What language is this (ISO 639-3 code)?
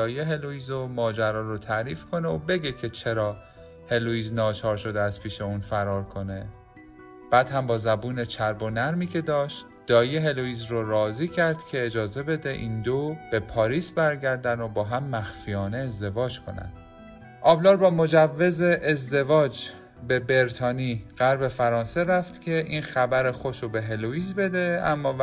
fas